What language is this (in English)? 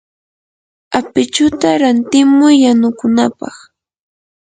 Yanahuanca Pasco Quechua